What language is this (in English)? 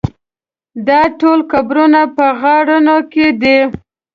Pashto